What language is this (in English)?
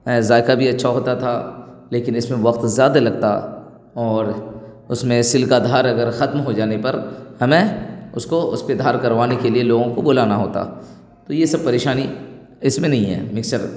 Urdu